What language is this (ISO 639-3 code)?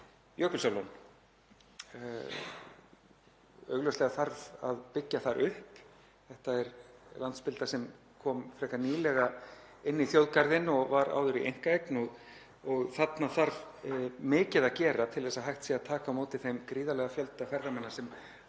isl